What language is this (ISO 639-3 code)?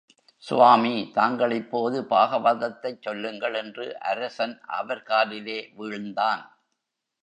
tam